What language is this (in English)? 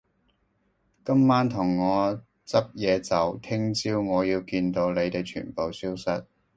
Cantonese